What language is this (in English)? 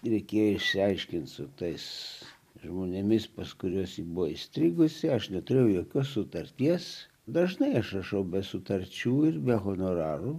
Lithuanian